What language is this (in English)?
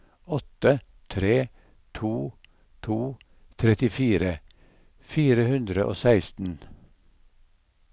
Norwegian